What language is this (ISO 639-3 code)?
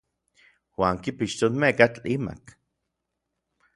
nlv